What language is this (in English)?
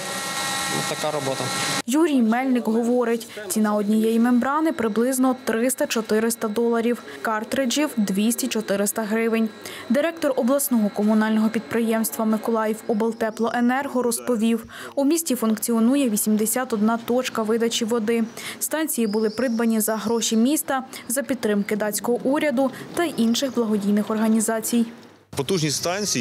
Ukrainian